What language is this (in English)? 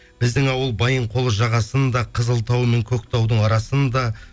Kazakh